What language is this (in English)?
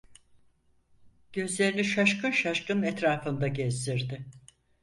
Turkish